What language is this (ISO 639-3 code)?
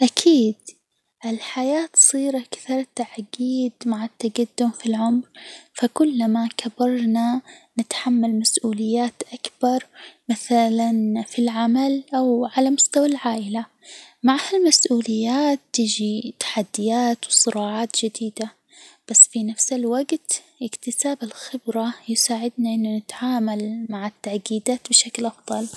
acw